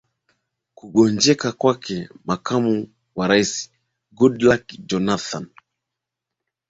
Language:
Swahili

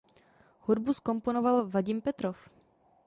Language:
Czech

